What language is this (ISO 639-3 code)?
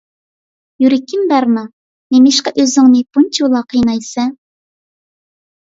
uig